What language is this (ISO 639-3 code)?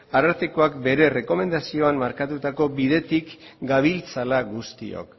eus